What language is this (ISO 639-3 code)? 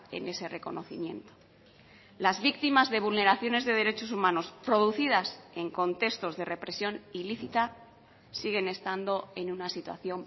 spa